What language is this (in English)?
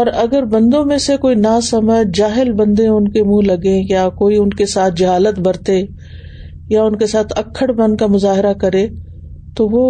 Urdu